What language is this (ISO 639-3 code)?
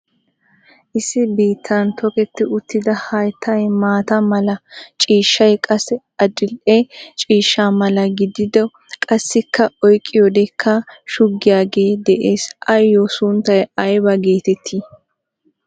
wal